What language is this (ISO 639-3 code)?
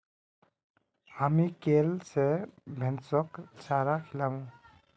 mag